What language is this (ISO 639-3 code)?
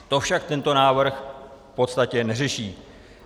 ces